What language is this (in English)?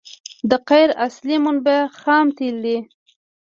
Pashto